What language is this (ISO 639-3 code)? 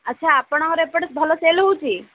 ori